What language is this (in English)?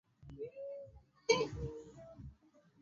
Swahili